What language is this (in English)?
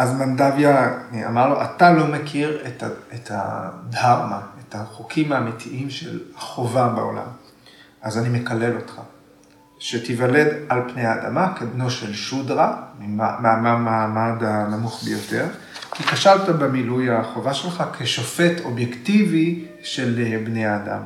Hebrew